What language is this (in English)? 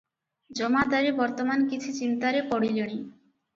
Odia